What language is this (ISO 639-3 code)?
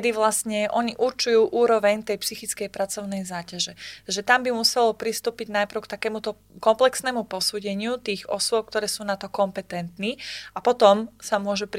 slk